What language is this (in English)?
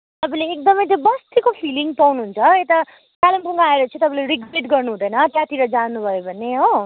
Nepali